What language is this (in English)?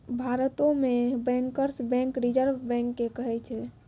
Maithili